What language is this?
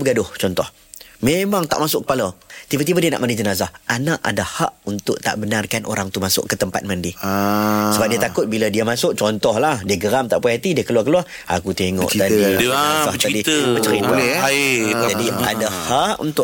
Malay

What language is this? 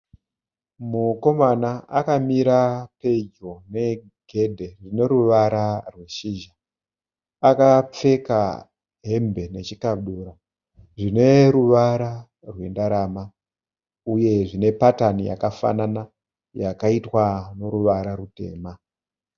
Shona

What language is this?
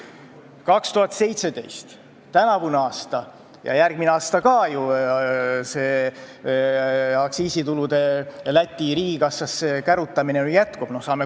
Estonian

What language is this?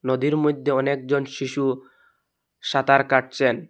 Bangla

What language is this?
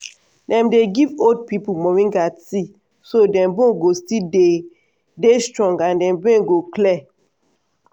Nigerian Pidgin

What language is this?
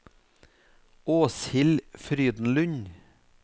Norwegian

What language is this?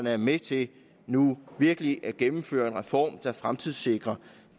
Danish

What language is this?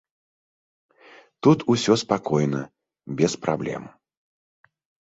Belarusian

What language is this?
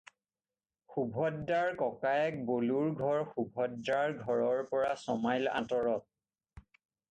Assamese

